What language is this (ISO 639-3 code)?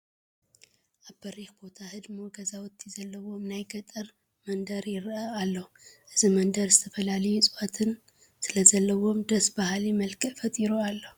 tir